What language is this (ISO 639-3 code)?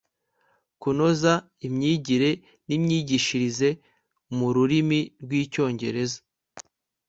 kin